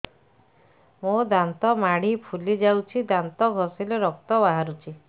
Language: Odia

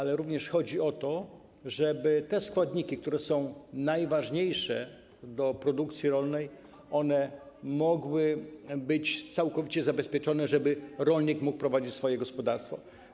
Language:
Polish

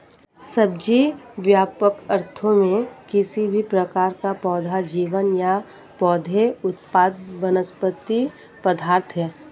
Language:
Hindi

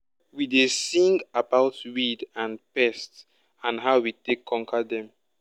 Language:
Nigerian Pidgin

